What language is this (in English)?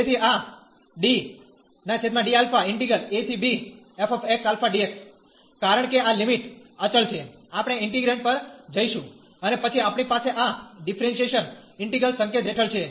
Gujarati